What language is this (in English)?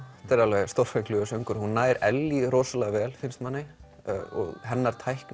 Icelandic